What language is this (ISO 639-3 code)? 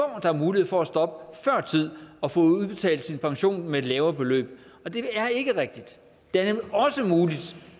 dan